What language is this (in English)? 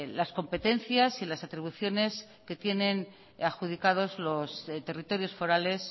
Spanish